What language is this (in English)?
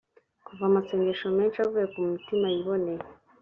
Kinyarwanda